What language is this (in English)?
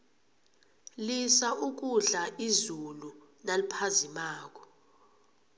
South Ndebele